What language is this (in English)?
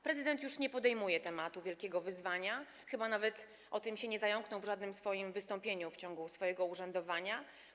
Polish